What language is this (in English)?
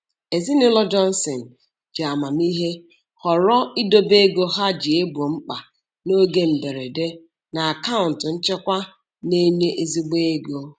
Igbo